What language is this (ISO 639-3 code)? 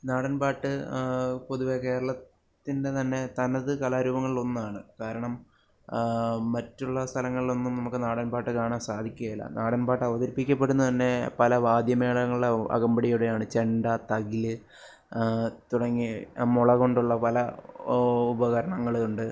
mal